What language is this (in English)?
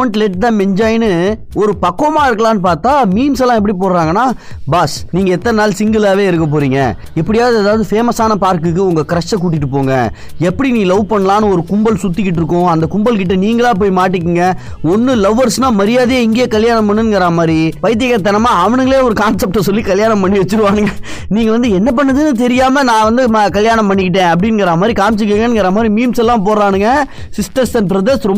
Tamil